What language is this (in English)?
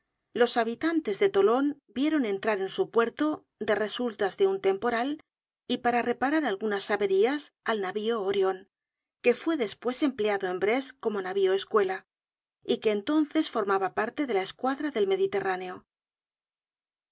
Spanish